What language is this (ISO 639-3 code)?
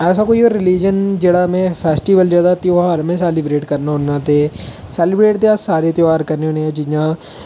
doi